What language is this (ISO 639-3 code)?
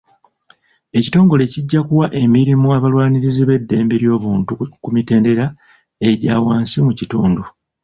lug